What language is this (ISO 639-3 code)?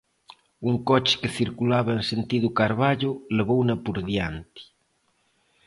glg